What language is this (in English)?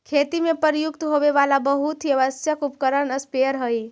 Magahi